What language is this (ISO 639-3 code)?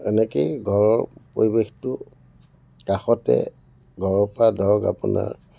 asm